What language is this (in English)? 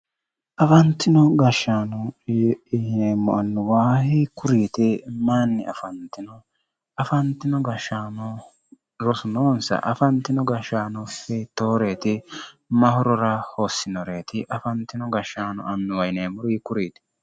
Sidamo